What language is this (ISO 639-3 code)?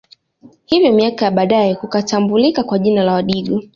swa